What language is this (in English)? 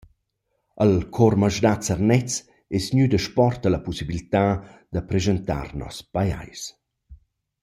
Romansh